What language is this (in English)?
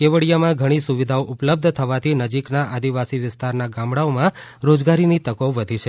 Gujarati